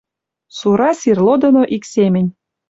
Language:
Western Mari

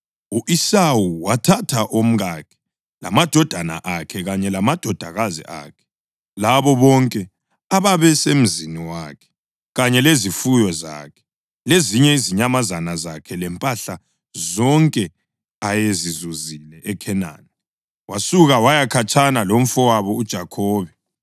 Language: North Ndebele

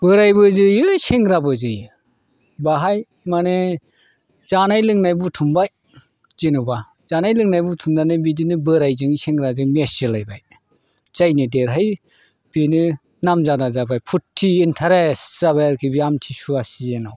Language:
Bodo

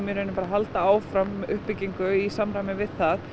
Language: Icelandic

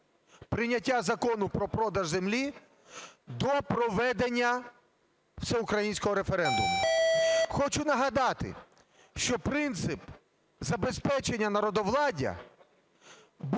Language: Ukrainian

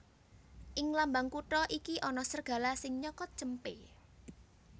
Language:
Javanese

